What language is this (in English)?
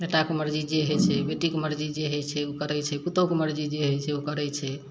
Maithili